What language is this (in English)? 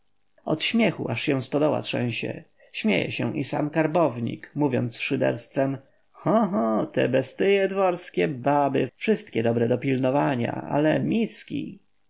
Polish